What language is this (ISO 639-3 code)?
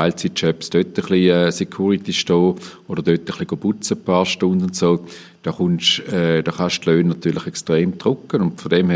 deu